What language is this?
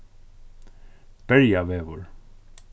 Faroese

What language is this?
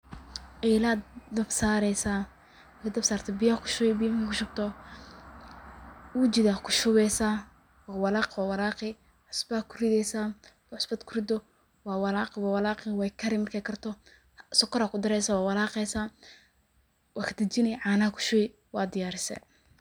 Somali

